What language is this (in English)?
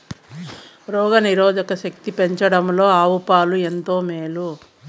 Telugu